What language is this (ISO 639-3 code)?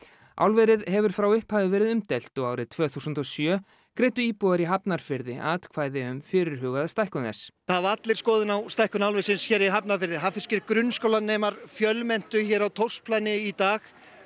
isl